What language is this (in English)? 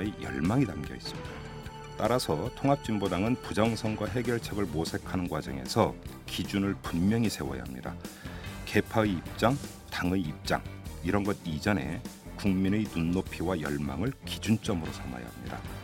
Korean